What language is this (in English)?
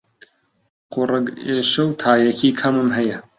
Central Kurdish